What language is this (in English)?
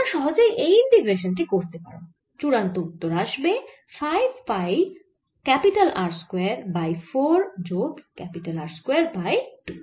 Bangla